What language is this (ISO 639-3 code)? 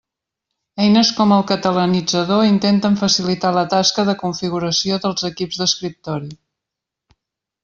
cat